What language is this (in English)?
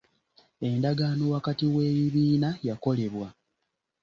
Ganda